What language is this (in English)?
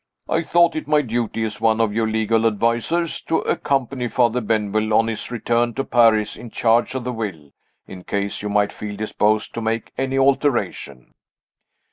English